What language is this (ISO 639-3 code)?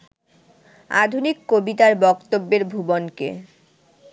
ben